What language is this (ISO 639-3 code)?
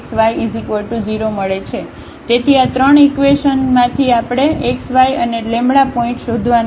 guj